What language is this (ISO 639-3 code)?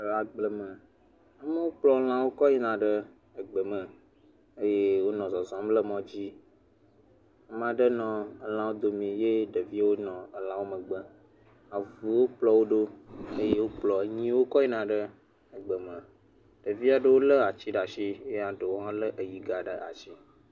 ewe